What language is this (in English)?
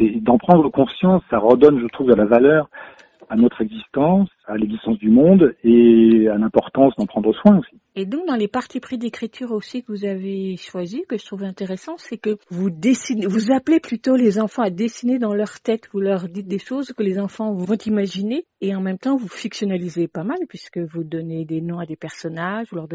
French